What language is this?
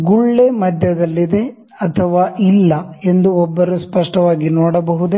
Kannada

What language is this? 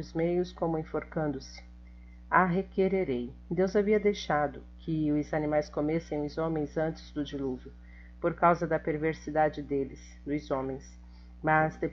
Portuguese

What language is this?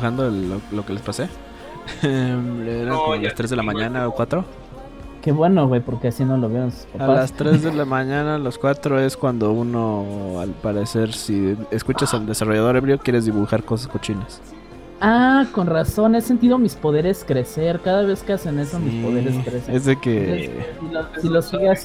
Spanish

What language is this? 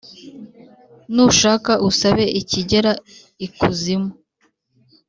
Kinyarwanda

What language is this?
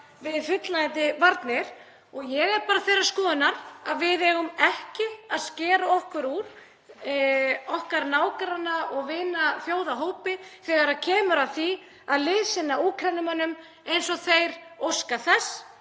Icelandic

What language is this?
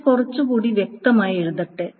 Malayalam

